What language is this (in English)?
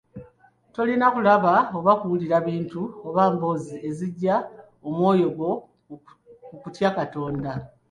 Ganda